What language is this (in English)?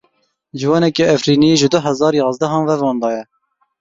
Kurdish